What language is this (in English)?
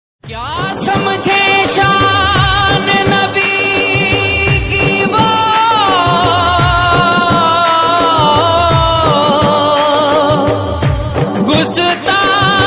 Urdu